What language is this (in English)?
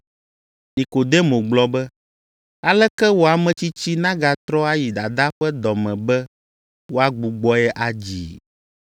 Ewe